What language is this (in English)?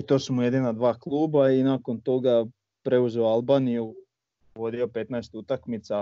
Croatian